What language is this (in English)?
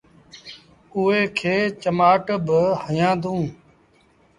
Sindhi Bhil